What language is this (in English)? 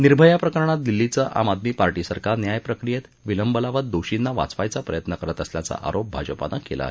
Marathi